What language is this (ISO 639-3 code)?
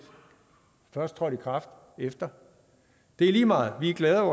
dan